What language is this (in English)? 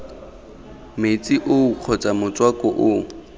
Tswana